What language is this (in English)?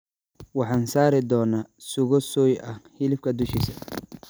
Somali